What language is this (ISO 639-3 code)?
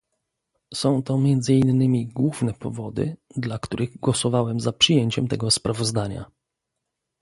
pol